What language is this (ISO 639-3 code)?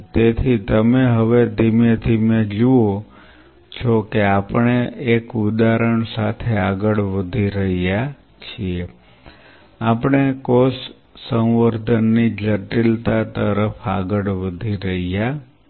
guj